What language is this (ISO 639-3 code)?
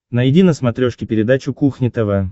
rus